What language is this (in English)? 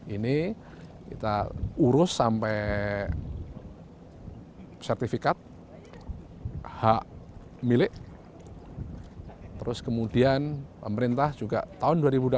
Indonesian